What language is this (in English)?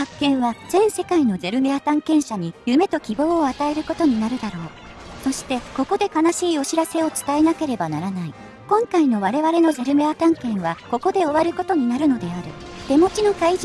Japanese